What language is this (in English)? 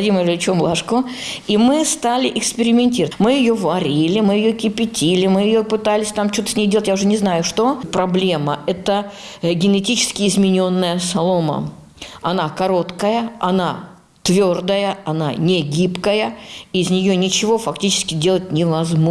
Ukrainian